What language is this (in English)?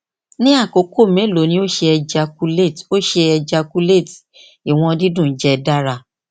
Yoruba